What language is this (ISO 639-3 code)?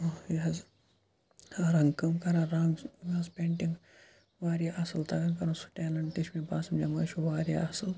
kas